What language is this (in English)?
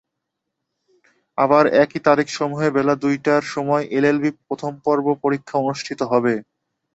Bangla